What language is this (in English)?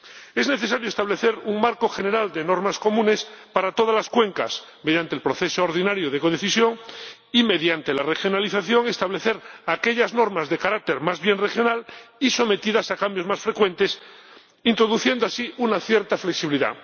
Spanish